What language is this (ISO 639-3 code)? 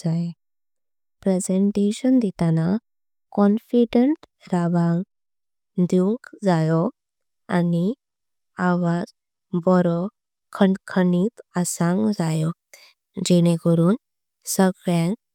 kok